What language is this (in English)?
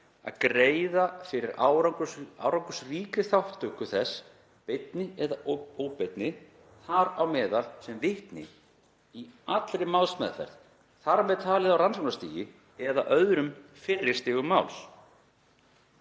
Icelandic